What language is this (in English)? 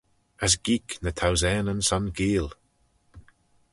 Manx